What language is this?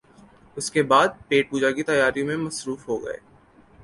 Urdu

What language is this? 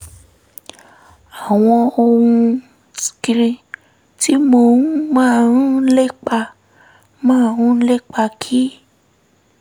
Yoruba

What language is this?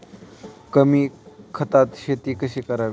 Marathi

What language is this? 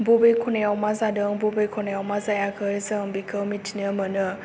Bodo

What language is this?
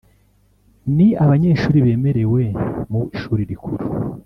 Kinyarwanda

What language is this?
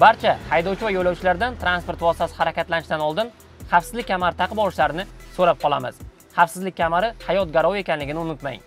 Turkish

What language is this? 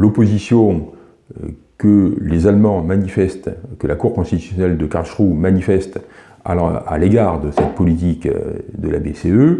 French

